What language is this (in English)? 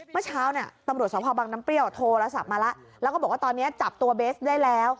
Thai